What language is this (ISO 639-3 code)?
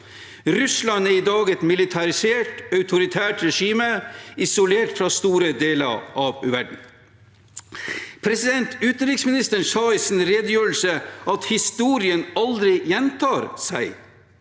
nor